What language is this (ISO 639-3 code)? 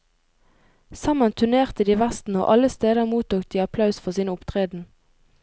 nor